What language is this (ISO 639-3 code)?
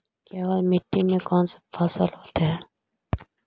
mag